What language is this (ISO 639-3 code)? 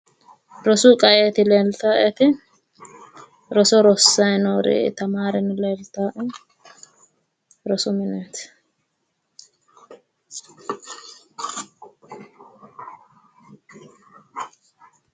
sid